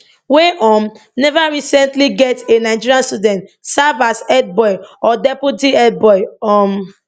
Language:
Nigerian Pidgin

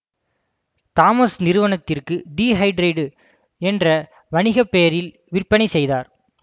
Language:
Tamil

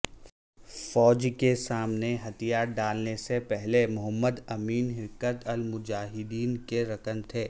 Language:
Urdu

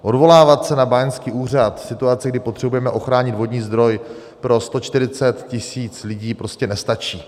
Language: Czech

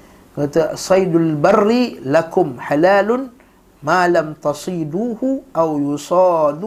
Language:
Malay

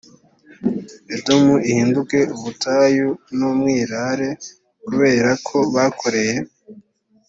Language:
Kinyarwanda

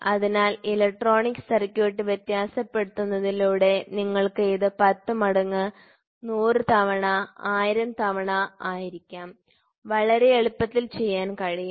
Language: Malayalam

